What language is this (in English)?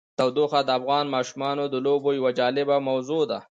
Pashto